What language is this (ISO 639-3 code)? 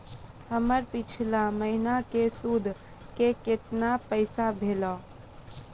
mai